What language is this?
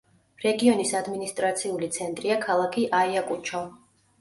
Georgian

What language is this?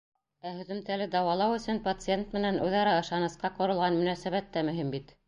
Bashkir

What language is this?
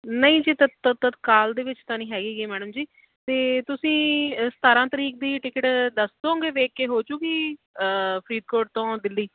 Punjabi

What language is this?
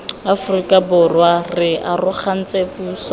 Tswana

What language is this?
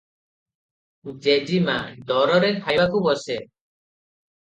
Odia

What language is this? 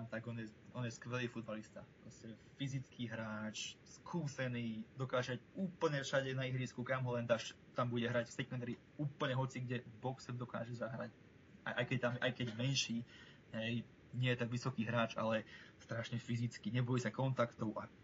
Slovak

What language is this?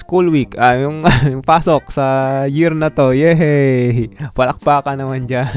Filipino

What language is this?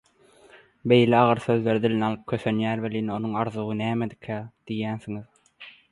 Turkmen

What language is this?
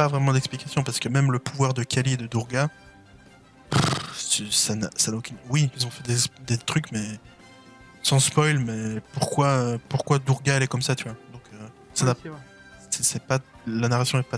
French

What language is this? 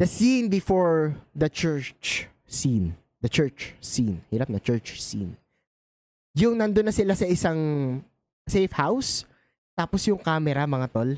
Filipino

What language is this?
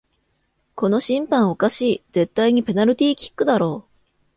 Japanese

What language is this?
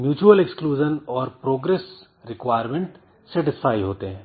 Hindi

